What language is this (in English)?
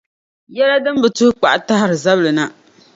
Dagbani